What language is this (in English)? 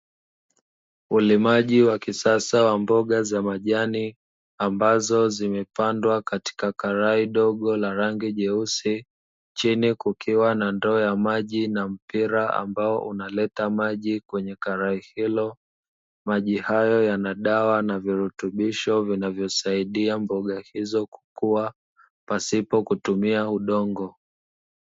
Swahili